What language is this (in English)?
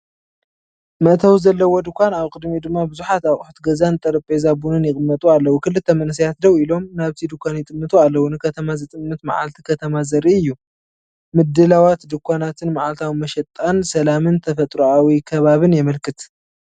Tigrinya